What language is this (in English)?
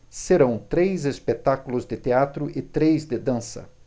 Portuguese